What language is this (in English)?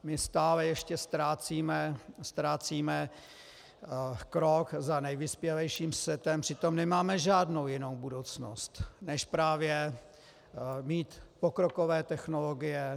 Czech